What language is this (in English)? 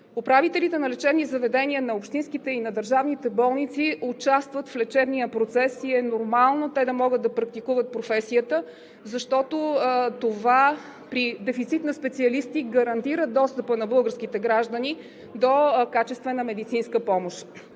Bulgarian